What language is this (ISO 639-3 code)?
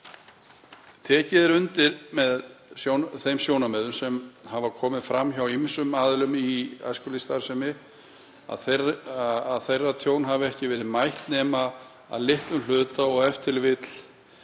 isl